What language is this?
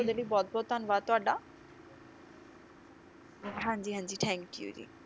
Punjabi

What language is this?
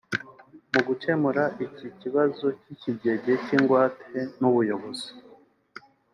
Kinyarwanda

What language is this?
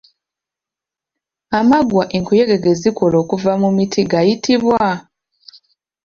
Ganda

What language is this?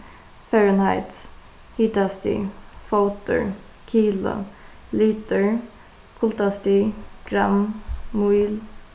Faroese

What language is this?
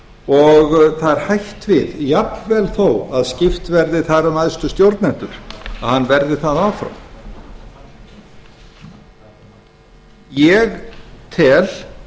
Icelandic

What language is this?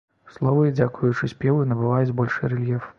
Belarusian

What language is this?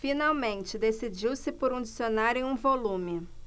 Portuguese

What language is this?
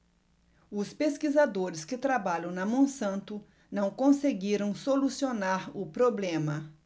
Portuguese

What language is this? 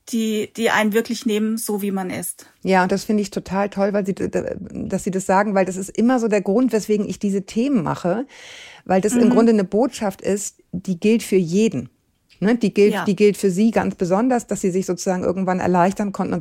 German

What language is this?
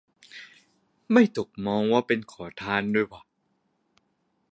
Thai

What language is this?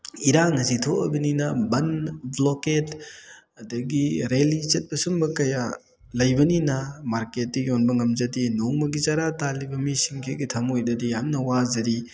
Manipuri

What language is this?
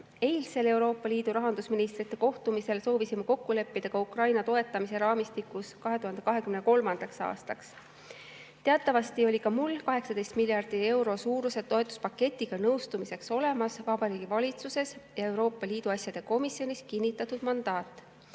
Estonian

